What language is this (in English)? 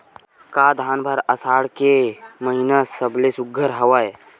Chhattisgarhi